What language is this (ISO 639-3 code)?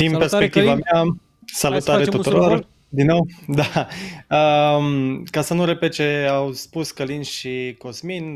ron